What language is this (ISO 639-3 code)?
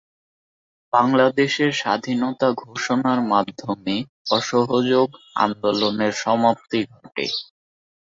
ben